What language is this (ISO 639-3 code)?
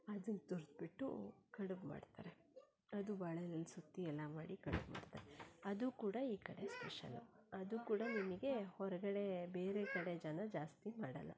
kan